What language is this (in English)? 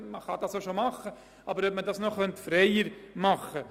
Swiss German